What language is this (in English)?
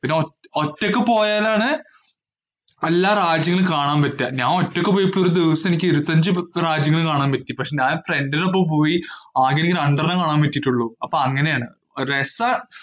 Malayalam